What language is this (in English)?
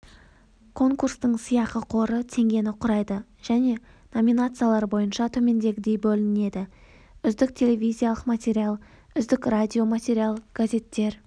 Kazakh